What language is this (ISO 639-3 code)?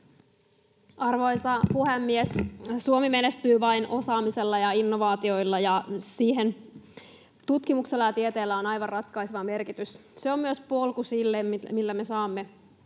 fin